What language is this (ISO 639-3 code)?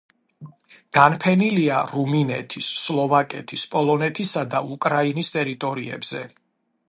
kat